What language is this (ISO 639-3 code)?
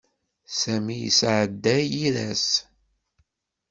kab